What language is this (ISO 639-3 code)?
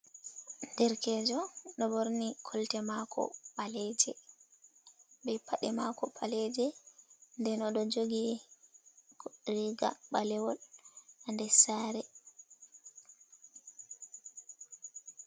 ful